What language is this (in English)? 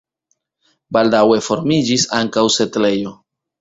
Esperanto